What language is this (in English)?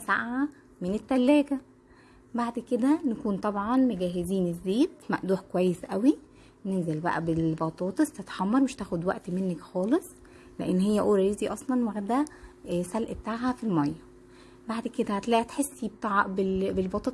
Arabic